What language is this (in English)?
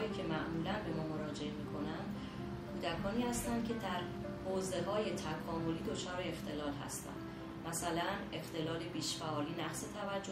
Persian